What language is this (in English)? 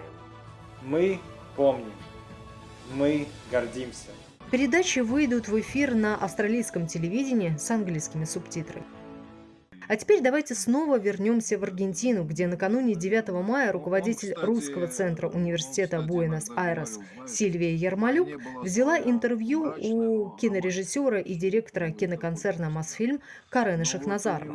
Russian